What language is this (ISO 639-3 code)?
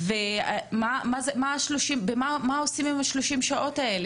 heb